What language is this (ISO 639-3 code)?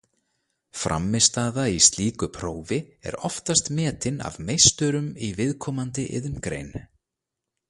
isl